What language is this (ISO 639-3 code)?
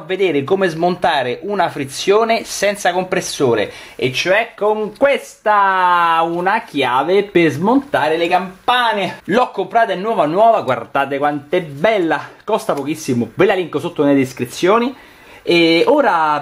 ita